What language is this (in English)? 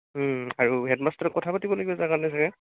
Assamese